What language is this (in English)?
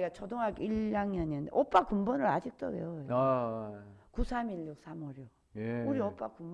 Korean